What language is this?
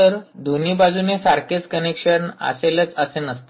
Marathi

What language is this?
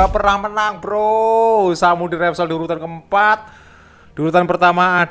Indonesian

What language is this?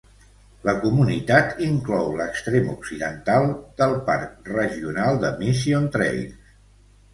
Catalan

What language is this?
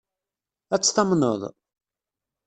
Kabyle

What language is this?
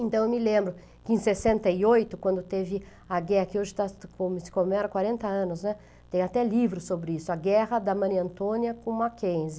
Portuguese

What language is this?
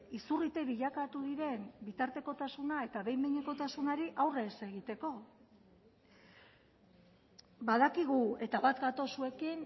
Basque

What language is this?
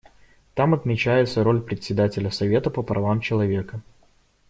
Russian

